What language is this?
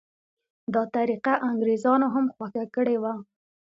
Pashto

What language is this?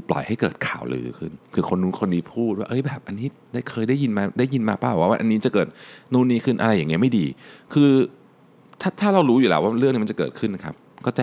Thai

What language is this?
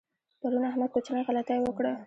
Pashto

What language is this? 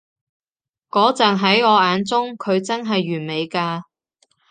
Cantonese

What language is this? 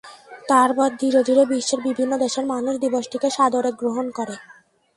Bangla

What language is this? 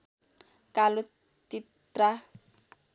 Nepali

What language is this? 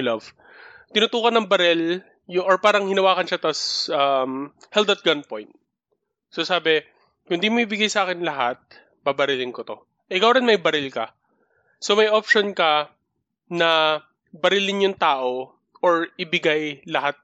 Filipino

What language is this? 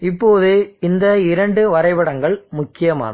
Tamil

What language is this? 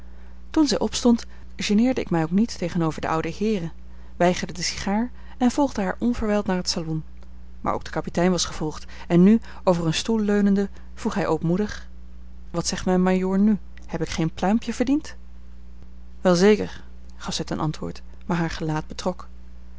Dutch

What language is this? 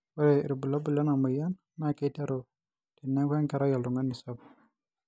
Masai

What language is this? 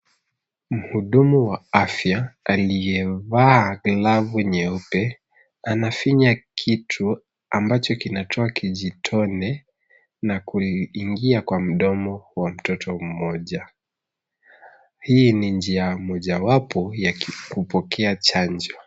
Swahili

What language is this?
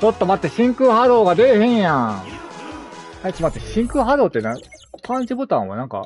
Japanese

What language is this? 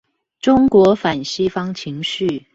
Chinese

